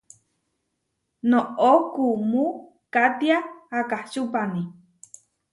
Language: Huarijio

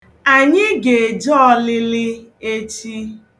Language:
Igbo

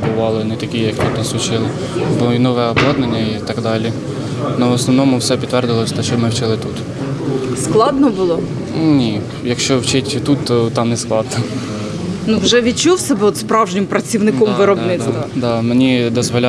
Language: Ukrainian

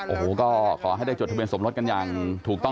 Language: Thai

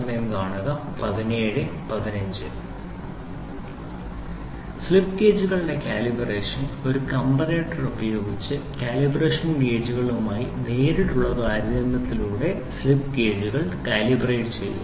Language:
Malayalam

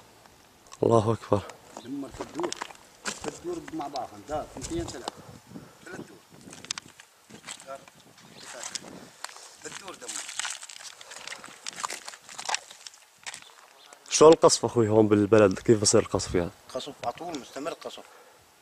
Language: Arabic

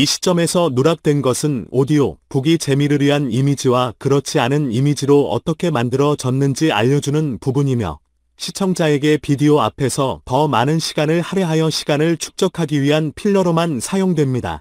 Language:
Korean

